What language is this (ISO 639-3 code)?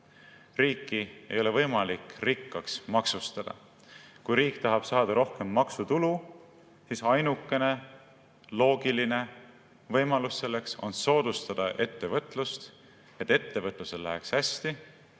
est